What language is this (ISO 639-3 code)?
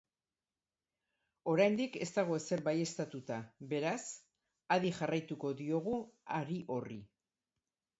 eus